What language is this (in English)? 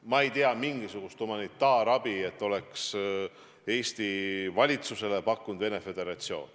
Estonian